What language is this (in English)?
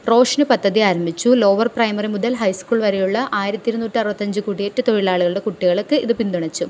Malayalam